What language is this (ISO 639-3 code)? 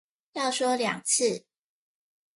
zho